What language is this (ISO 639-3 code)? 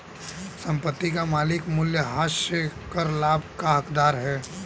hin